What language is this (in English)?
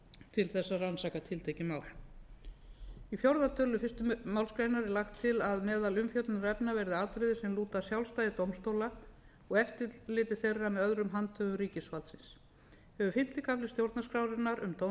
Icelandic